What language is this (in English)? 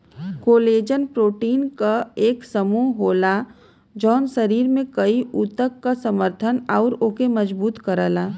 Bhojpuri